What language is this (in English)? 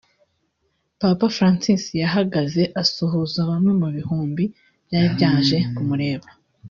Kinyarwanda